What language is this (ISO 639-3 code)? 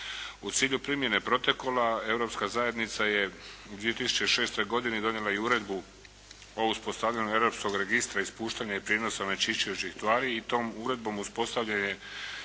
hrv